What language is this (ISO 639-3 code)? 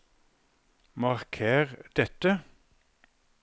nor